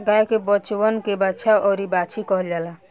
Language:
Bhojpuri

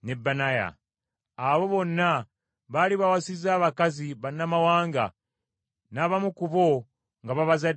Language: Ganda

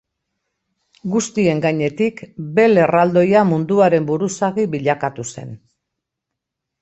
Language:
Basque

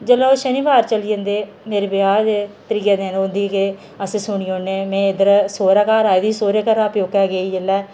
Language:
Dogri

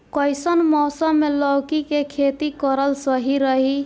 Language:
Bhojpuri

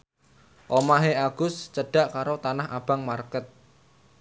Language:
Javanese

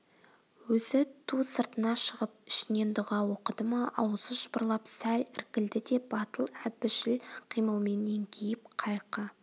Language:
Kazakh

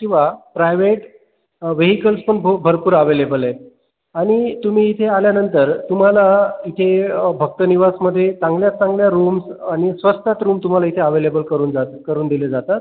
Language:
Marathi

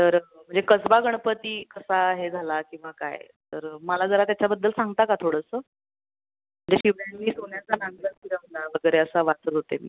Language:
Marathi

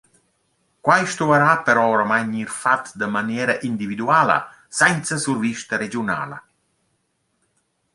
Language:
Romansh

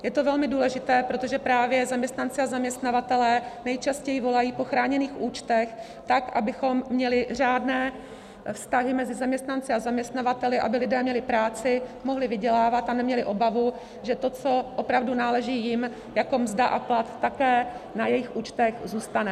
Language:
Czech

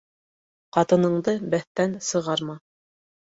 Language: Bashkir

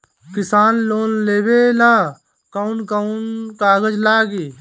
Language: Bhojpuri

